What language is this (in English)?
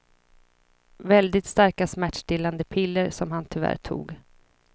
Swedish